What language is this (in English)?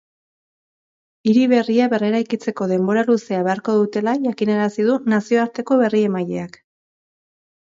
Basque